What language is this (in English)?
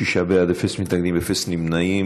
Hebrew